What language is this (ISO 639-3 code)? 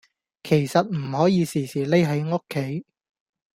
yue